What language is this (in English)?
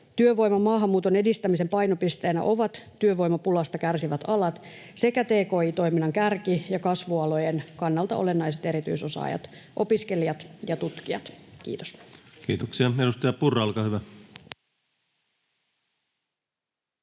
Finnish